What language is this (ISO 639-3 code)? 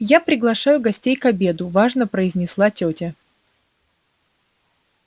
rus